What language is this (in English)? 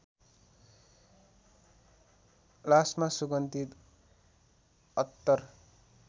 Nepali